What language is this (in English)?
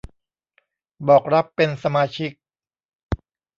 Thai